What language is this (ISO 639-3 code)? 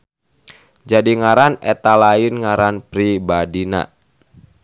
sun